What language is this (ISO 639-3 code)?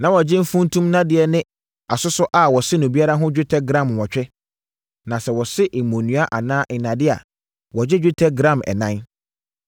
aka